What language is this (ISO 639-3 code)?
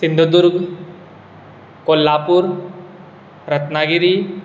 kok